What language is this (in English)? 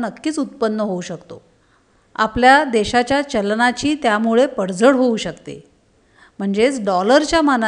Marathi